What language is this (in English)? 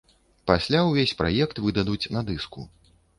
Belarusian